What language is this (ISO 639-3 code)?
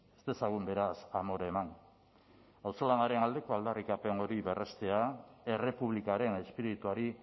eus